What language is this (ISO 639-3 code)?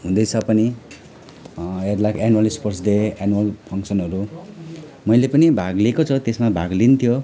nep